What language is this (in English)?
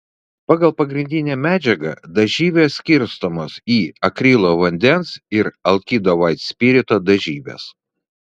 Lithuanian